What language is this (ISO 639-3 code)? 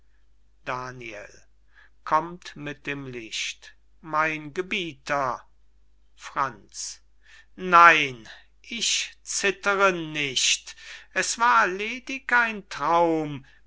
deu